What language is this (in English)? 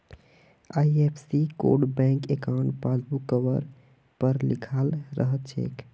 Magahi